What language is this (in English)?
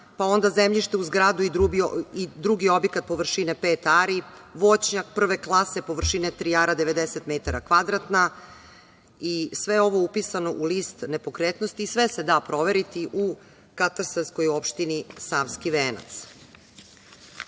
Serbian